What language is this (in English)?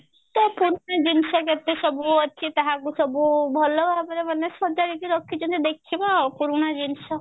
Odia